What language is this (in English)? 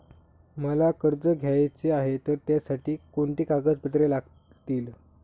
Marathi